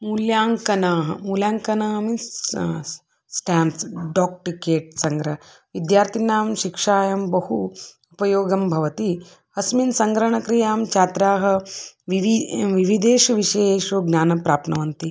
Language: Sanskrit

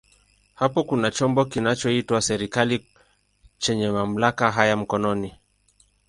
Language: Swahili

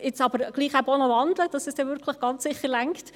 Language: Swiss German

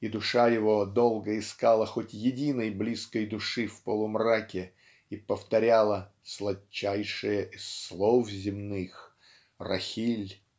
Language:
Russian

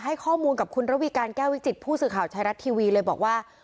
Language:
Thai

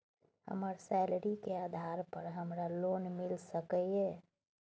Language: Maithili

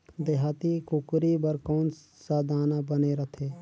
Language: Chhattisgarhi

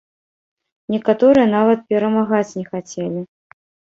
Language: Belarusian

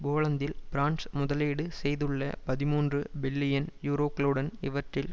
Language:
Tamil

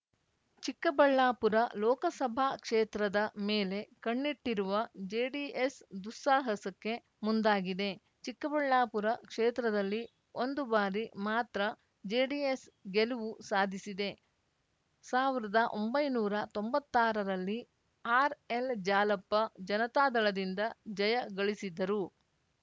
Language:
Kannada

